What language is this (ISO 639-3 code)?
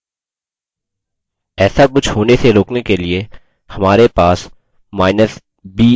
hin